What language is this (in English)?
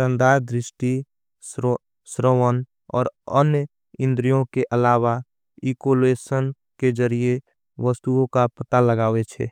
Angika